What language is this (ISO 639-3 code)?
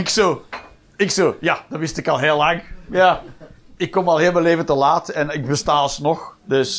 nld